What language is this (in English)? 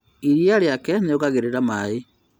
Kikuyu